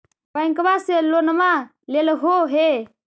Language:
Magahi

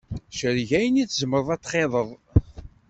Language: Kabyle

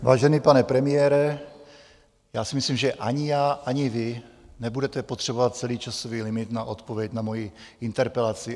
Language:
Czech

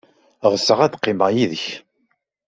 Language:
Kabyle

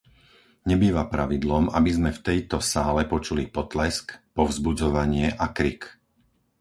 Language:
Slovak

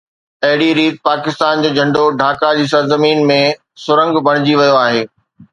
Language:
Sindhi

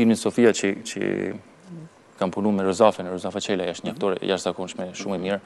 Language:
Romanian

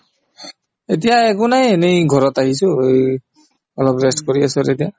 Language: Assamese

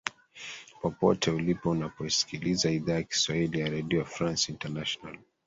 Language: Swahili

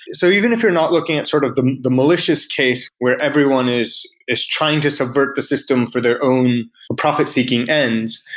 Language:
English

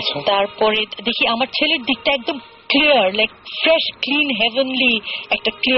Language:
Bangla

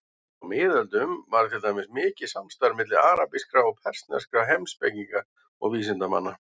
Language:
Icelandic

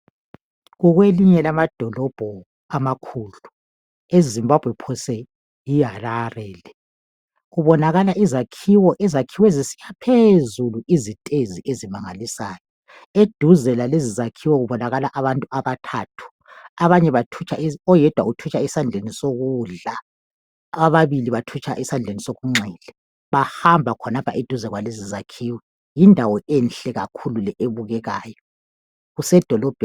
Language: North Ndebele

